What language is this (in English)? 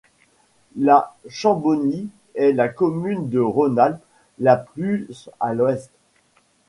French